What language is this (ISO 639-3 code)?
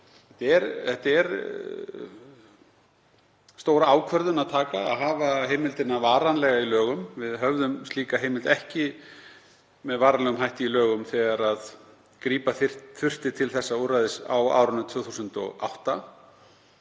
isl